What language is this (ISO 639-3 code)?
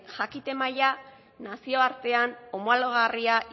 eus